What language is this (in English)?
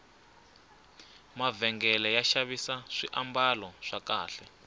Tsonga